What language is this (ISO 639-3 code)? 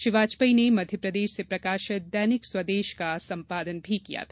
hin